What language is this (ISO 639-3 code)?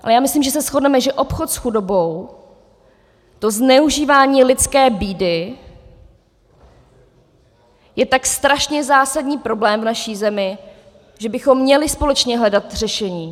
ces